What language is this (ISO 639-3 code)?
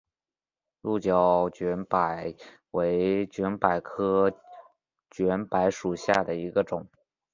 zho